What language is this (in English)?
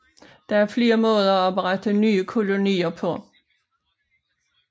Danish